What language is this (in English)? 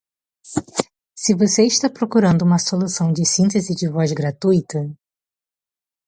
Portuguese